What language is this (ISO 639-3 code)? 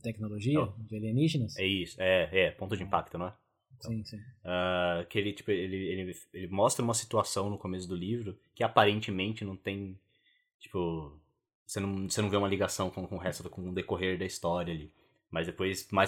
por